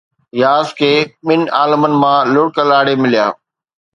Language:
Sindhi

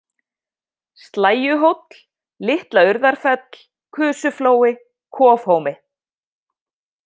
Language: Icelandic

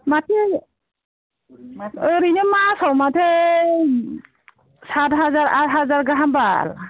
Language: Bodo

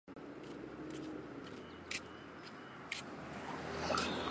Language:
Chinese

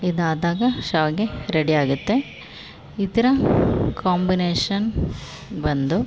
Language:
Kannada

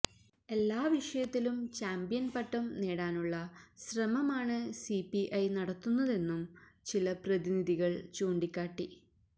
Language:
Malayalam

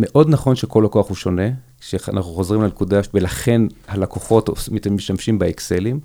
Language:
Hebrew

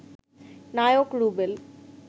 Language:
Bangla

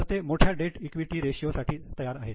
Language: Marathi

